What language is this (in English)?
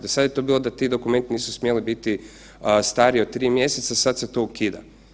Croatian